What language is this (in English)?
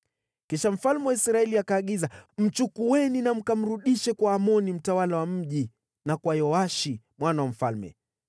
Swahili